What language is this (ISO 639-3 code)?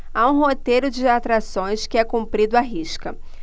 por